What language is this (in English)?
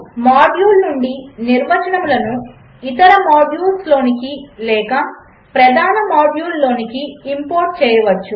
Telugu